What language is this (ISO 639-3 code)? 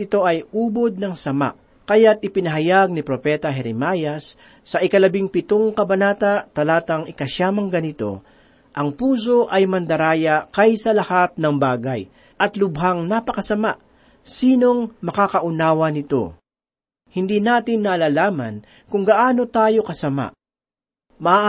fil